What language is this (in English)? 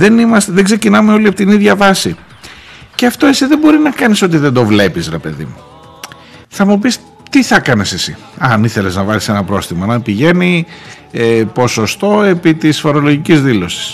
Greek